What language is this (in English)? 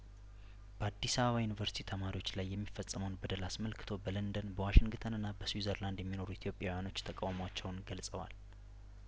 Amharic